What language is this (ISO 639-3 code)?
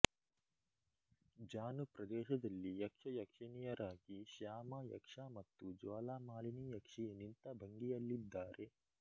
kan